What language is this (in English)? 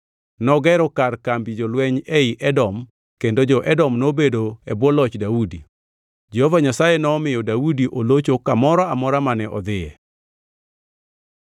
Luo (Kenya and Tanzania)